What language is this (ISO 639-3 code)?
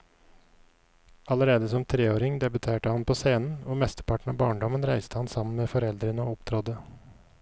nor